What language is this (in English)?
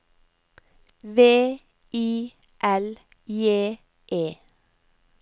Norwegian